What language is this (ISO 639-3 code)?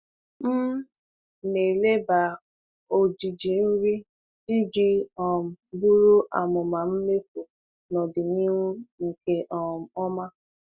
ibo